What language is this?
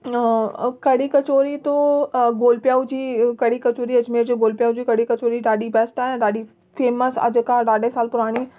Sindhi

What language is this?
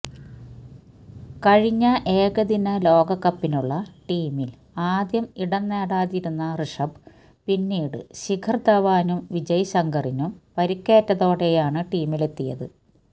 Malayalam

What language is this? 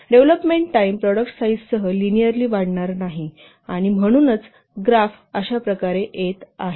Marathi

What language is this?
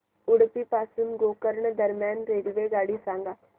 Marathi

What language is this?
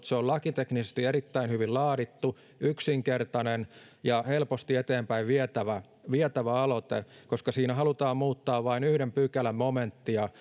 Finnish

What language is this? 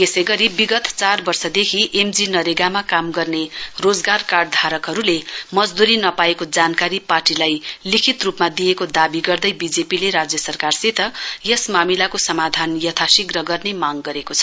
Nepali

